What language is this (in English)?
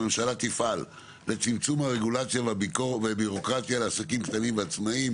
Hebrew